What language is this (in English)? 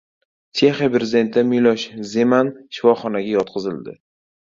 Uzbek